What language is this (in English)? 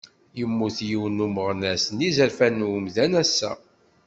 Kabyle